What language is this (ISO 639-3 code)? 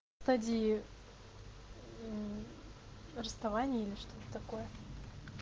rus